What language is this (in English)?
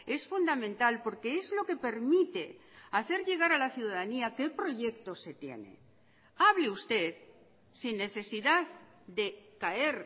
Spanish